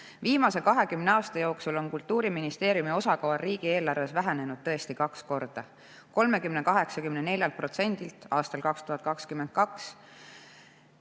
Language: Estonian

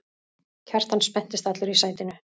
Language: Icelandic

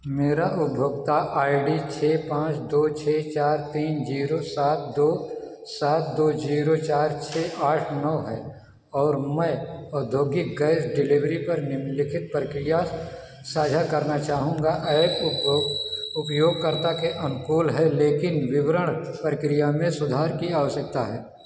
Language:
Hindi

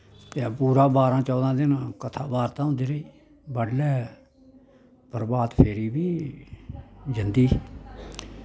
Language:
Dogri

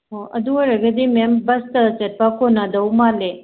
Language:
Manipuri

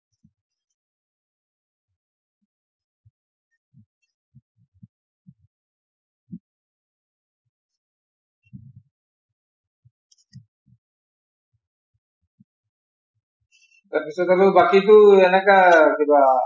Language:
Assamese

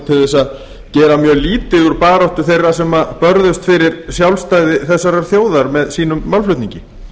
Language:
Icelandic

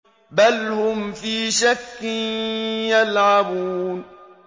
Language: Arabic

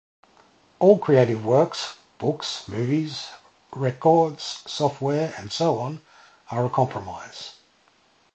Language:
English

